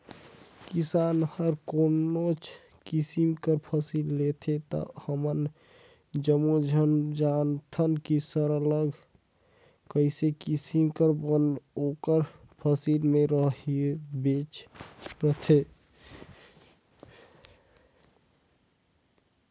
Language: Chhattisgarhi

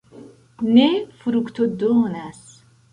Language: Esperanto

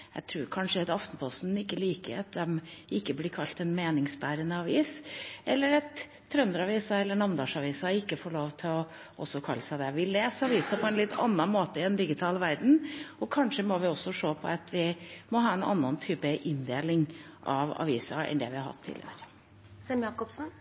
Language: Norwegian Bokmål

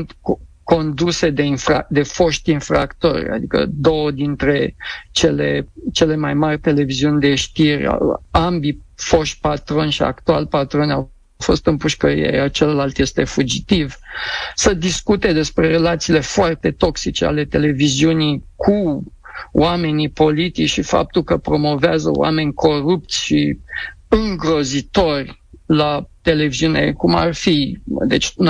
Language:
Romanian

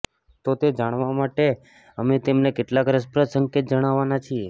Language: Gujarati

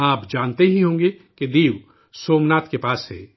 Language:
Urdu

